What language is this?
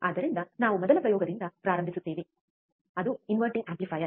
Kannada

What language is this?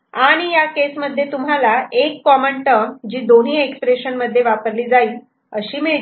Marathi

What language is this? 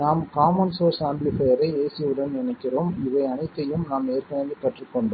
Tamil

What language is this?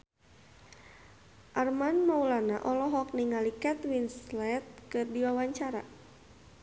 Sundanese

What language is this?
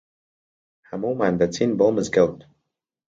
Central Kurdish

